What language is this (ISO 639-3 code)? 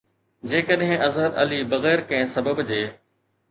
snd